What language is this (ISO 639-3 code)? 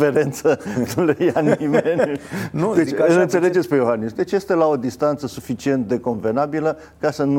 ron